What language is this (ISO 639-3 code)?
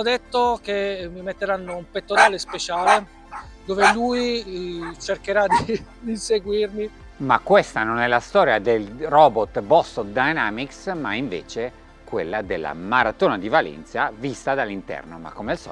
ita